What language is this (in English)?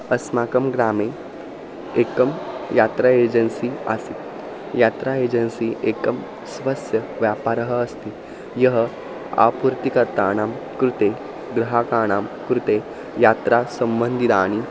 Sanskrit